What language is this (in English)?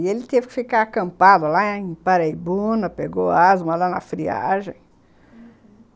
Portuguese